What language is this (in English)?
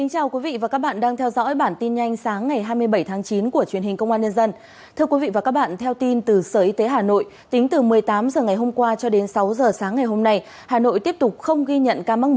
Vietnamese